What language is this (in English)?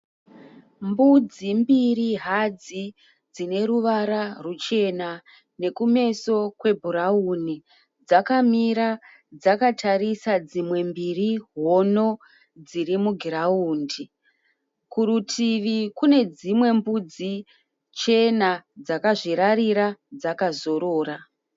Shona